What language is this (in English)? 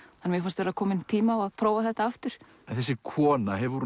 Icelandic